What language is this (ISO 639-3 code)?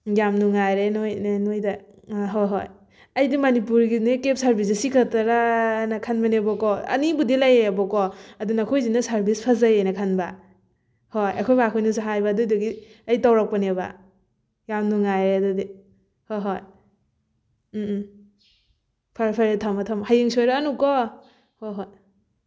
mni